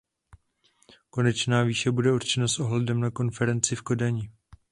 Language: Czech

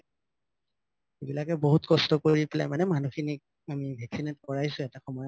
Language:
Assamese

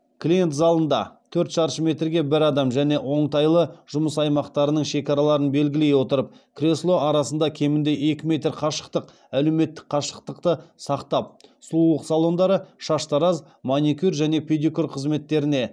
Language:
Kazakh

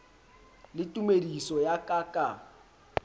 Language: Southern Sotho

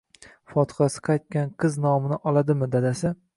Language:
Uzbek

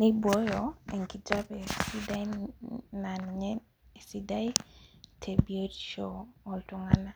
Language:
Masai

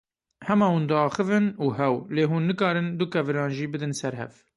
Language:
Kurdish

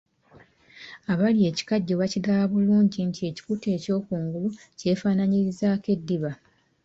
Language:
Ganda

